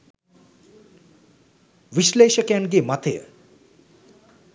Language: Sinhala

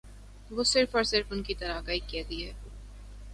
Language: Urdu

